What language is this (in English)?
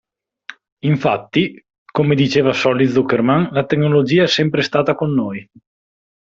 Italian